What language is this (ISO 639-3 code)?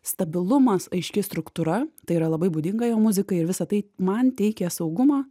lit